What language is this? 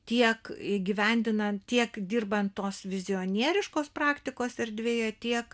Lithuanian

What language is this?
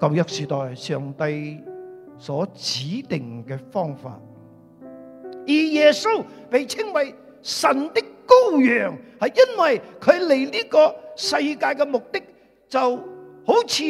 Chinese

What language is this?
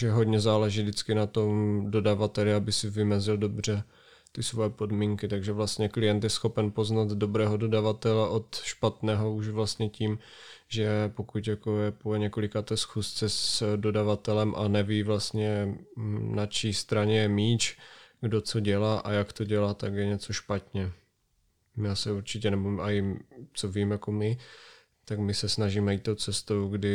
Czech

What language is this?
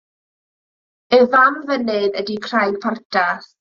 Welsh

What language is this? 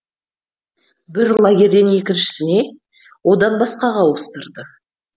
Kazakh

